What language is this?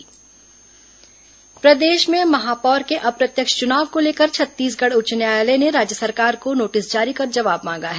Hindi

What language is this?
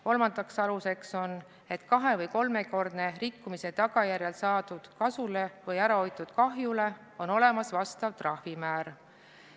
Estonian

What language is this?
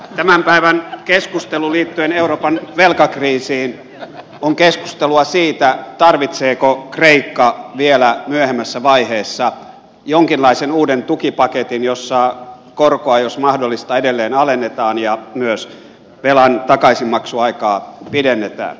Finnish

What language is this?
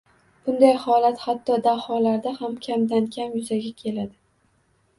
Uzbek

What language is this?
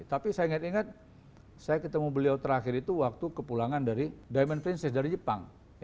Indonesian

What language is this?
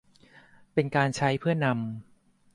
Thai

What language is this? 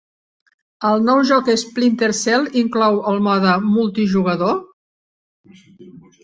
Catalan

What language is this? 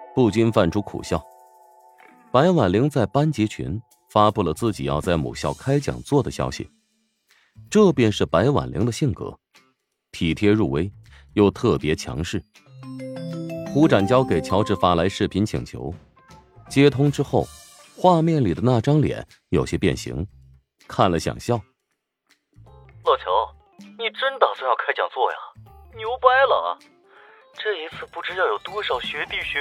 Chinese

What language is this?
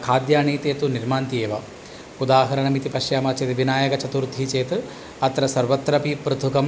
Sanskrit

